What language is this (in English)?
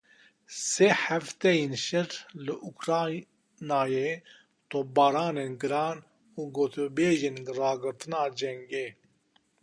Kurdish